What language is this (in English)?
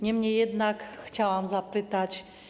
Polish